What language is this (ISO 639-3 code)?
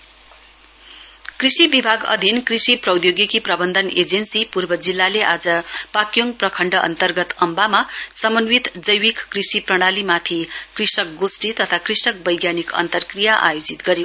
nep